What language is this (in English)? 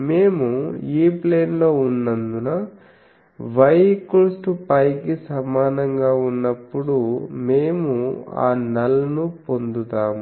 Telugu